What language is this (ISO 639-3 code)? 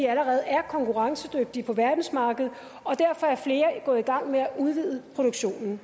dan